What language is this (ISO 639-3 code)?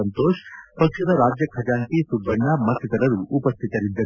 kan